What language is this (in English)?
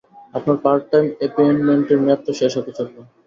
Bangla